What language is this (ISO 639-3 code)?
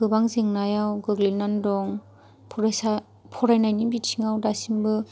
brx